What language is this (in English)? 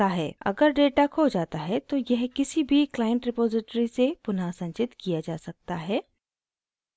Hindi